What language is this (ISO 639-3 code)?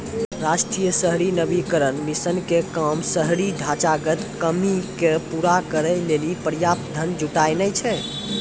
mai